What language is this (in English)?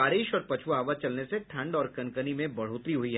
Hindi